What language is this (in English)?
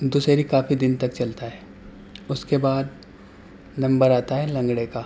Urdu